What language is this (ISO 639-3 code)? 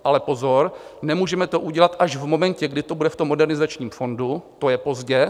ces